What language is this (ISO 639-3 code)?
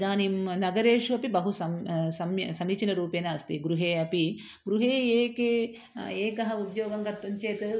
san